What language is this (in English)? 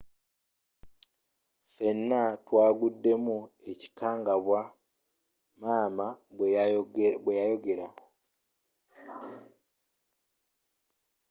Ganda